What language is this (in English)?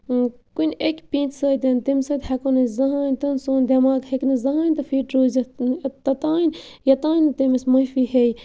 Kashmiri